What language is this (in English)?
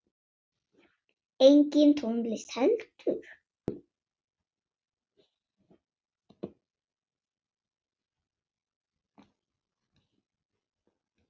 Icelandic